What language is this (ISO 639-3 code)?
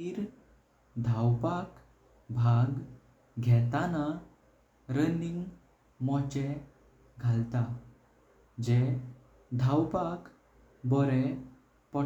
kok